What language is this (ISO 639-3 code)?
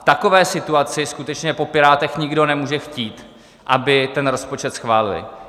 ces